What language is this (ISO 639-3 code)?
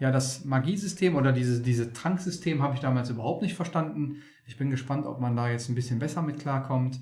deu